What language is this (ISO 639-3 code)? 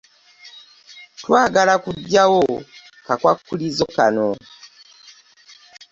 lug